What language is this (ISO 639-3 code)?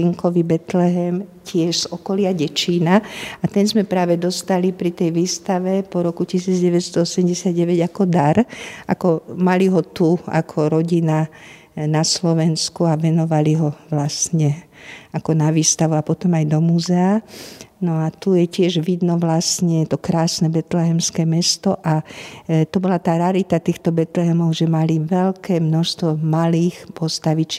slk